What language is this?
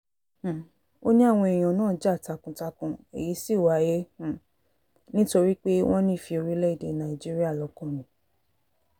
Yoruba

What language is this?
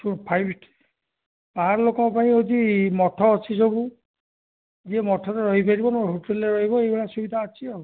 Odia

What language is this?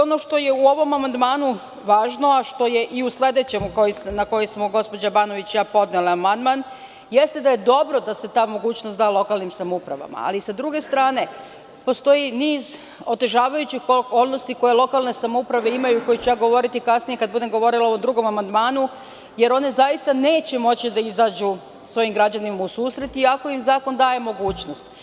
Serbian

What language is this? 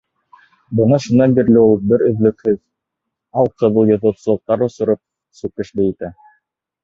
Bashkir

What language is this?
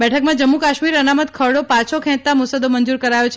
Gujarati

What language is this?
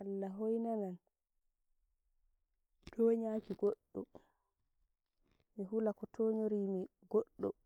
Nigerian Fulfulde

